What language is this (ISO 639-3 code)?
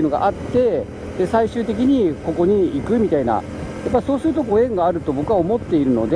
jpn